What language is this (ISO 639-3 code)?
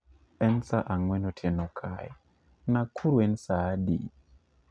luo